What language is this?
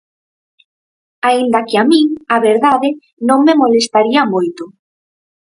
Galician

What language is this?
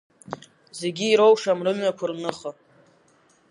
Abkhazian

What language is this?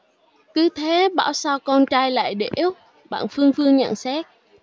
Vietnamese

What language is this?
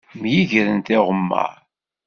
Kabyle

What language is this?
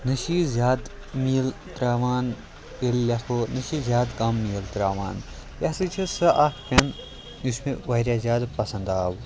Kashmiri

